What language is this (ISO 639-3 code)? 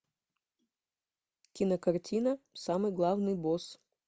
rus